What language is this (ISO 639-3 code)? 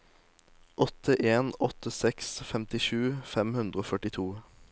nor